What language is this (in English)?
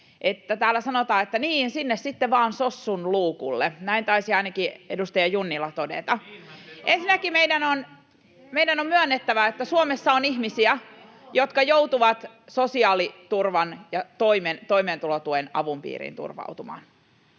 Finnish